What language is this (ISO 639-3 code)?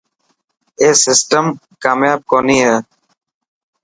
mki